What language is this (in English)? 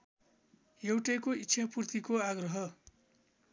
Nepali